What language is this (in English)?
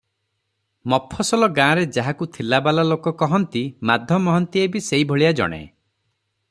Odia